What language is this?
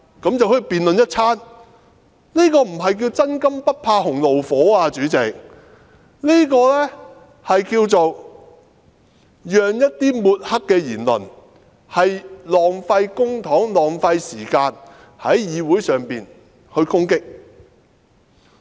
Cantonese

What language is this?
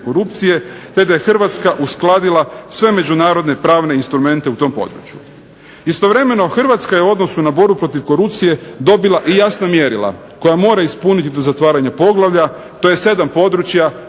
Croatian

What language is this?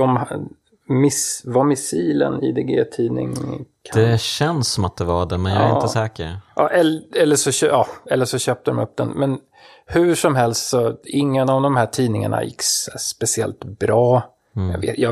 Swedish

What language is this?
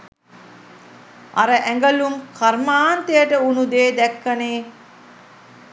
Sinhala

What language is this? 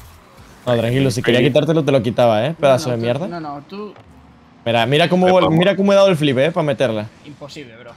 Spanish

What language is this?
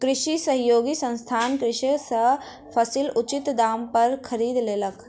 Maithili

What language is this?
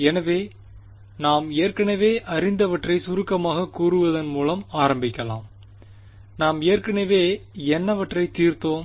Tamil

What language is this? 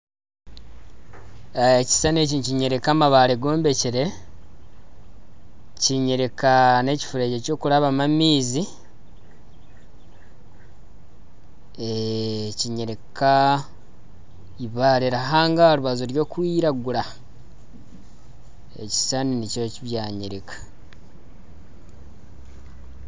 Nyankole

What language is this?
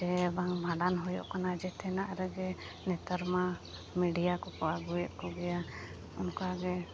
Santali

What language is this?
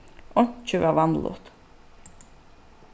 Faroese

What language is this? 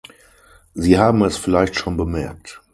German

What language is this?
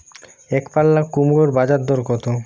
Bangla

